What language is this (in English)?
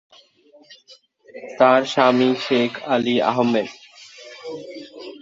Bangla